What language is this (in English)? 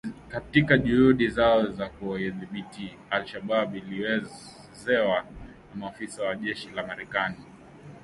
Swahili